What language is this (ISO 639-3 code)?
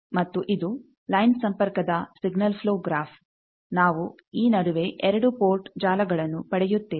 kan